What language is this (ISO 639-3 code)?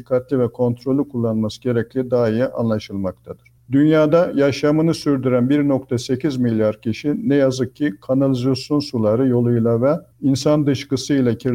tur